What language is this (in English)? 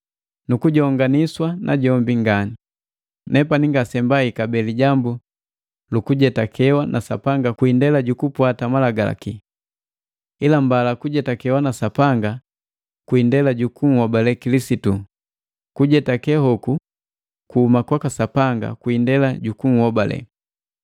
Matengo